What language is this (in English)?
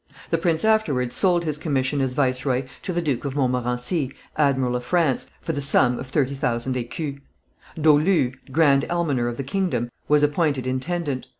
English